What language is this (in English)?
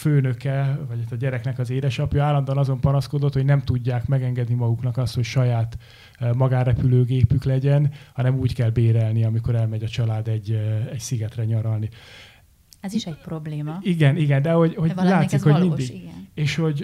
Hungarian